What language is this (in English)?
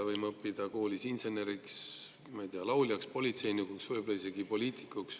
Estonian